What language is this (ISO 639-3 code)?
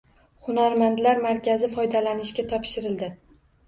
uzb